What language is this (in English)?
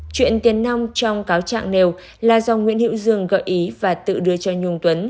Vietnamese